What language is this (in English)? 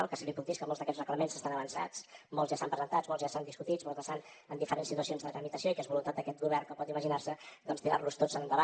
Catalan